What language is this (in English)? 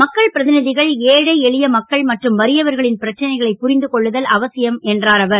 Tamil